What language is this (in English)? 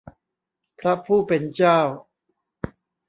Thai